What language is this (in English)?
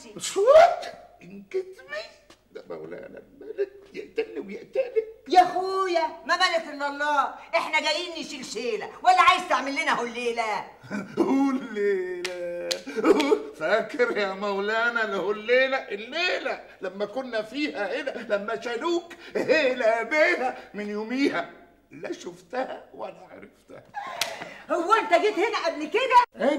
Arabic